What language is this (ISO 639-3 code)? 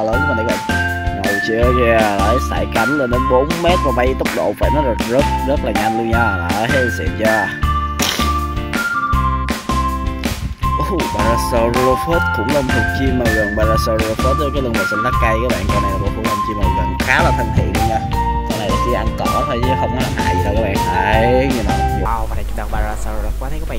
vie